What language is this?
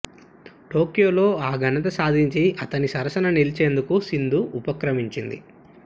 Telugu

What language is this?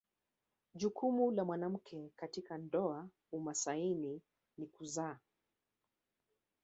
Swahili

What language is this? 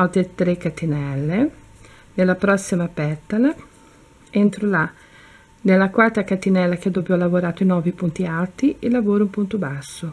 Italian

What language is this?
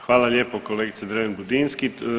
Croatian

